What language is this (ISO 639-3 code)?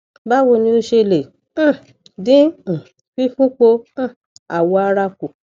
yor